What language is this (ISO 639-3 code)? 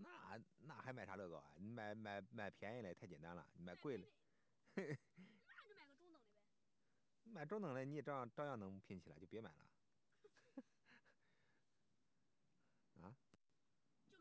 zho